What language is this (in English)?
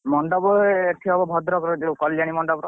Odia